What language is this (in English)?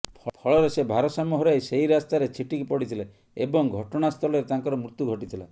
Odia